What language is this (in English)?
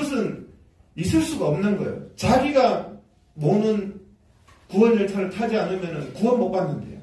Korean